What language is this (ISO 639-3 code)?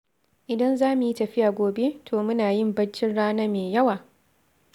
hau